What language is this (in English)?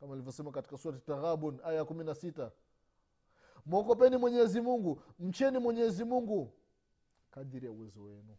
Swahili